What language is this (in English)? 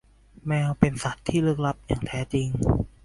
Thai